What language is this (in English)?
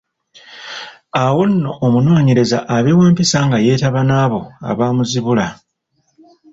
Ganda